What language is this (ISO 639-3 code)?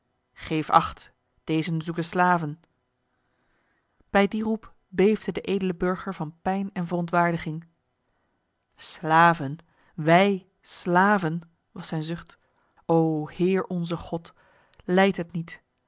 nld